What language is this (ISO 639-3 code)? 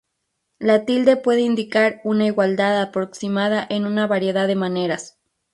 spa